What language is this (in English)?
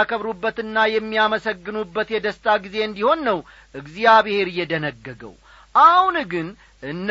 Amharic